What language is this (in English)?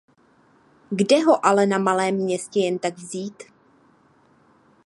Czech